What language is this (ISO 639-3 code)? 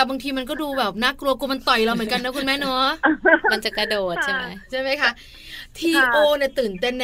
tha